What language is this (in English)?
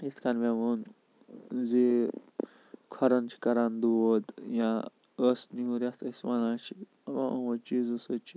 Kashmiri